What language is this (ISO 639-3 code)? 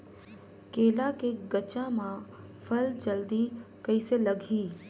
hne